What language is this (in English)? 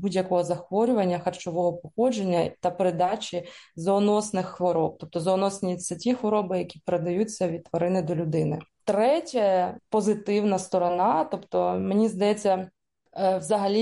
Ukrainian